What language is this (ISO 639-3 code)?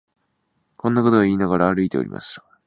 jpn